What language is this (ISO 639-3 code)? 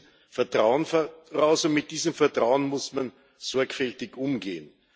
deu